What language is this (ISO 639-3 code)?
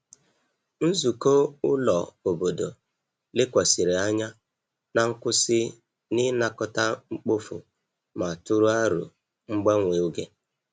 ibo